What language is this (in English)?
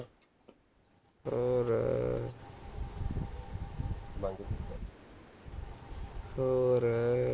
Punjabi